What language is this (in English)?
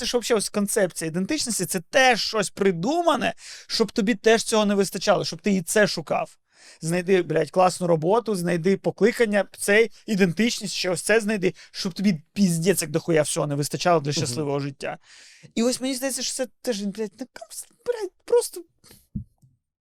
Ukrainian